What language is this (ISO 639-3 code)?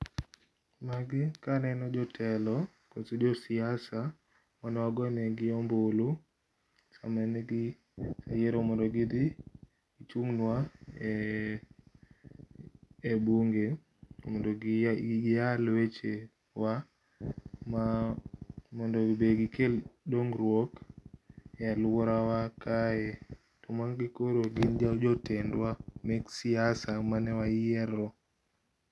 luo